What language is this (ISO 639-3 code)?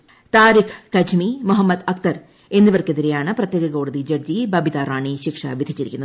mal